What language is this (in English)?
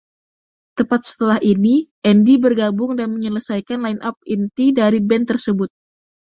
Indonesian